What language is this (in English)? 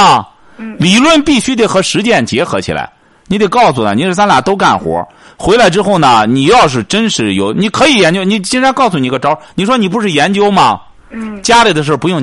Chinese